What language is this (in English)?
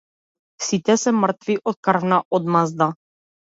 Macedonian